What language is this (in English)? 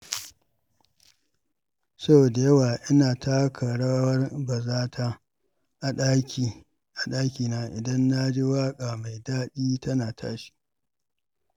Hausa